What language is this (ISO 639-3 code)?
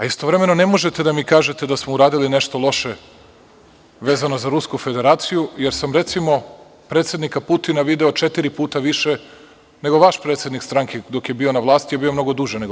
srp